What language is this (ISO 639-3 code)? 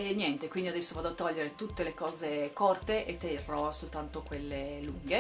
ita